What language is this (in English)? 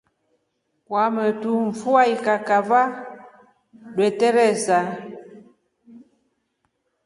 Rombo